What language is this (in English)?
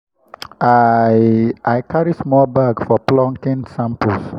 Nigerian Pidgin